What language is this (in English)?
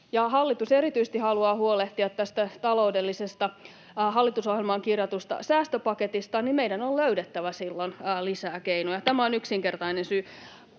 Finnish